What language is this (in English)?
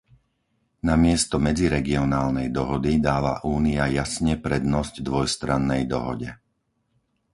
Slovak